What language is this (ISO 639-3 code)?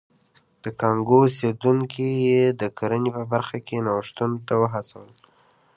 pus